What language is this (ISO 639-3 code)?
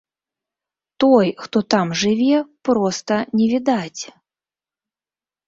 bel